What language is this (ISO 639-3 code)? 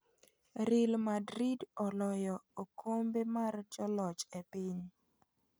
luo